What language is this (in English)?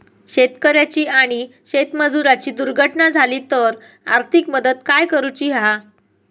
Marathi